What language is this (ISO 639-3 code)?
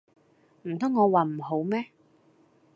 yue